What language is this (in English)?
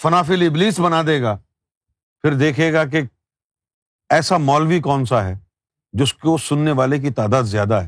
Urdu